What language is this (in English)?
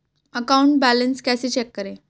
Hindi